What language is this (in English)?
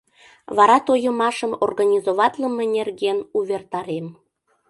Mari